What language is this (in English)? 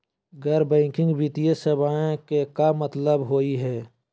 Magahi